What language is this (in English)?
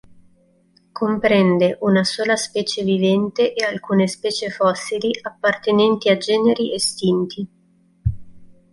Italian